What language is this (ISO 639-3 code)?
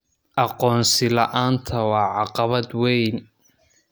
som